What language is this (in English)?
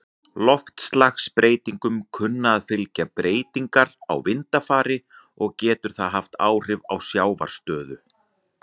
Icelandic